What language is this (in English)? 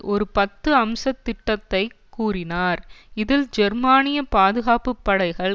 Tamil